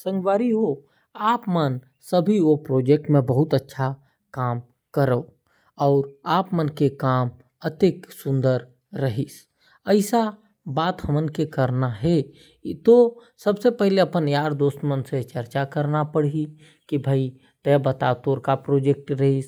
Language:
Korwa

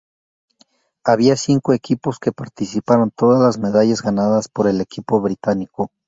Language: Spanish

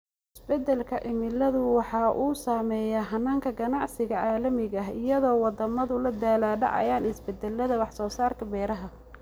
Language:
Somali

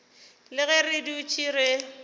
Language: Northern Sotho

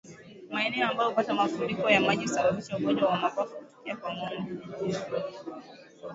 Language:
Swahili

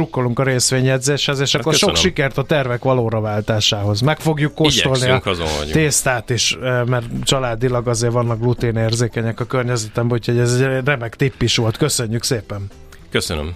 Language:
Hungarian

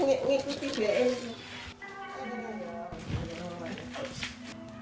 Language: Indonesian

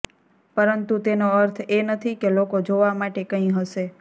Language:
Gujarati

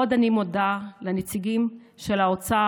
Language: Hebrew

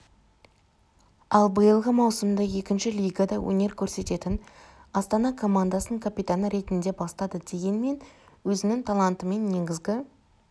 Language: Kazakh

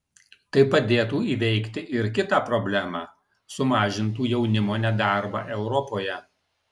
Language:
Lithuanian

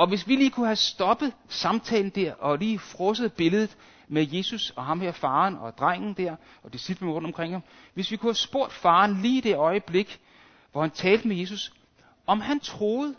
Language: Danish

